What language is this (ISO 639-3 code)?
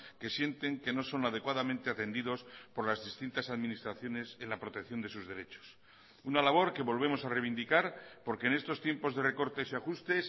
spa